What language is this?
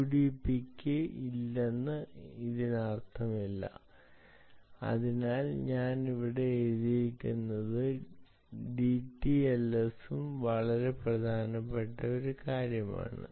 Malayalam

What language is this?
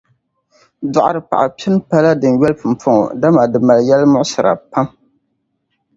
Dagbani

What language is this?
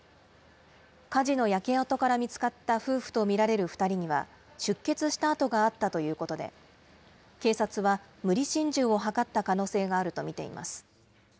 Japanese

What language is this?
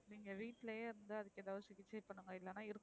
Tamil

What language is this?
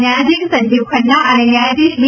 Gujarati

